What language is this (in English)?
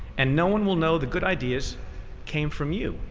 English